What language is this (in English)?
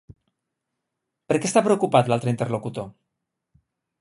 Catalan